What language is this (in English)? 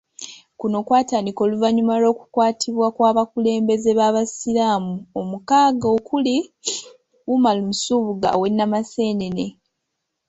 Ganda